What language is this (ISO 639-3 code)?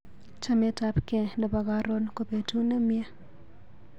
kln